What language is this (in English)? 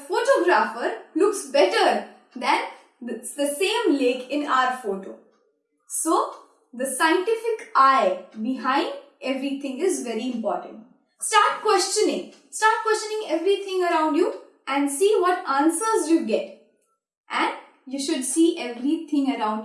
English